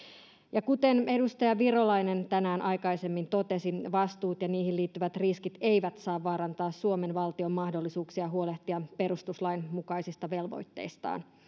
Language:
Finnish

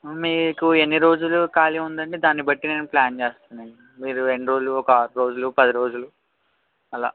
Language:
Telugu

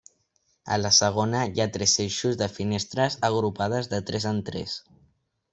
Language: Catalan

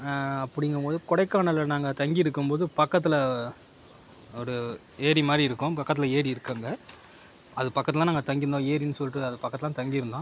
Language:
Tamil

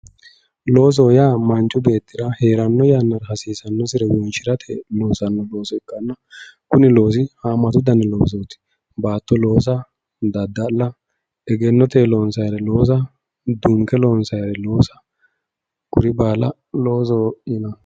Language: Sidamo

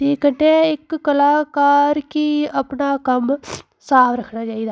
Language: Dogri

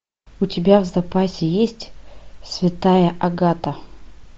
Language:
Russian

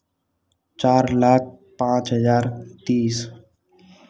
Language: Hindi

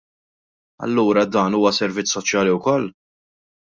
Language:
Maltese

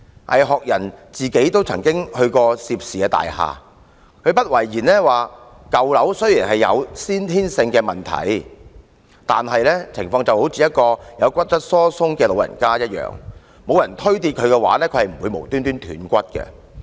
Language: Cantonese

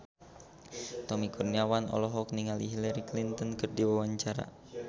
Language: Sundanese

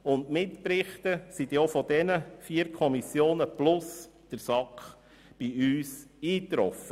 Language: Swiss German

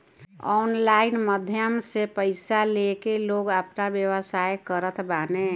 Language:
Bhojpuri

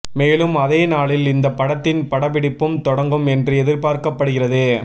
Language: Tamil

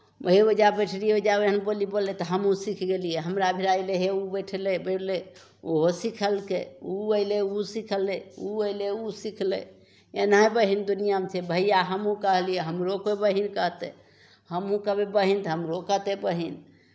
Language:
Maithili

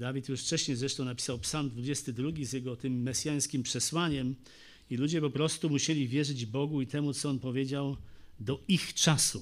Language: Polish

